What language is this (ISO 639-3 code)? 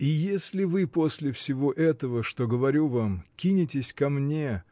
rus